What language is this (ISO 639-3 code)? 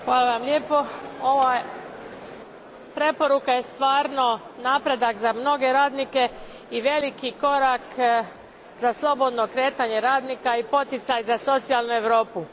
hrv